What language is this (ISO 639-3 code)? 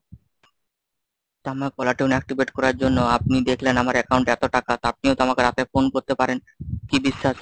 ben